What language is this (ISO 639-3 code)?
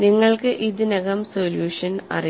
mal